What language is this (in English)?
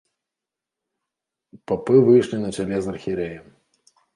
Belarusian